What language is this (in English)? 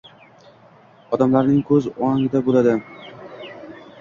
Uzbek